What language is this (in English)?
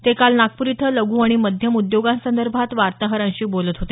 Marathi